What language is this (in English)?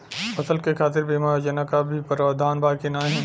Bhojpuri